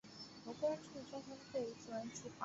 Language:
Chinese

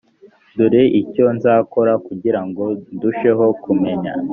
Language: Kinyarwanda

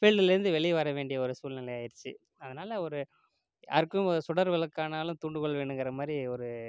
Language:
Tamil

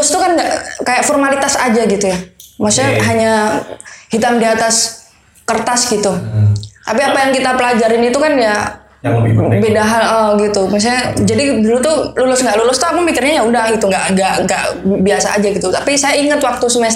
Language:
Indonesian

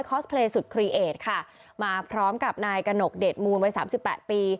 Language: Thai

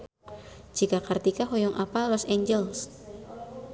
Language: Sundanese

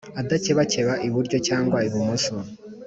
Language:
Kinyarwanda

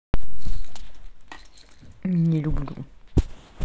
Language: Russian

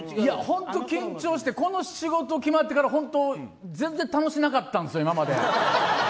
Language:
Japanese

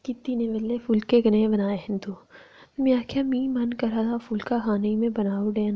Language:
Dogri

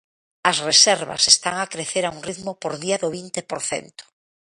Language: Galician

